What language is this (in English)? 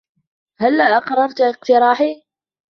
Arabic